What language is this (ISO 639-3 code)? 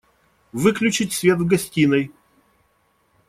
rus